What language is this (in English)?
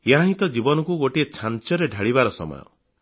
Odia